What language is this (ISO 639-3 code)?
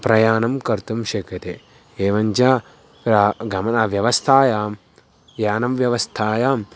san